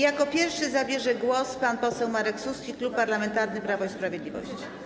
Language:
Polish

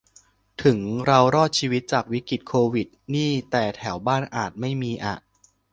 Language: Thai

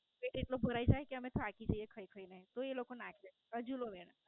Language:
Gujarati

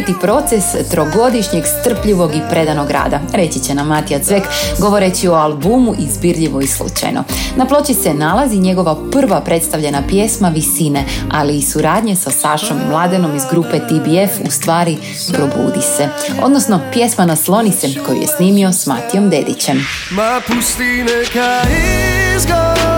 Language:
Croatian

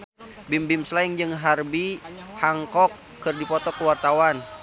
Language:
Sundanese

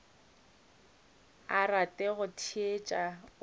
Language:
Northern Sotho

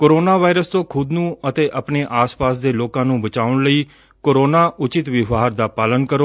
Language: Punjabi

